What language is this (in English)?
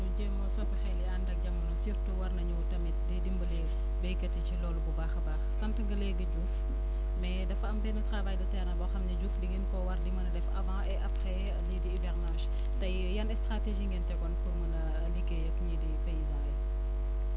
Wolof